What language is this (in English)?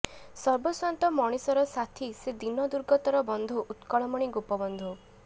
Odia